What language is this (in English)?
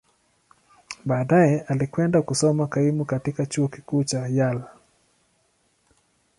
Swahili